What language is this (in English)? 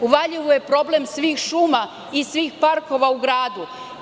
Serbian